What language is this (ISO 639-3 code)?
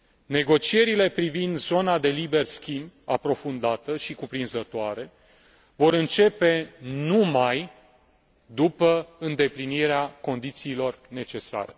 ron